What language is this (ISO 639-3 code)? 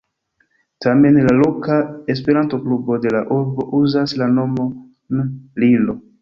epo